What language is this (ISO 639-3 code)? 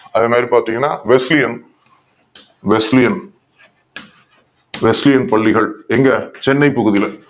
tam